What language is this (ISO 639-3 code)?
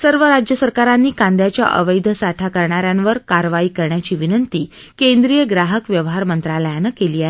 mar